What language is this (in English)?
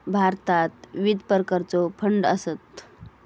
Marathi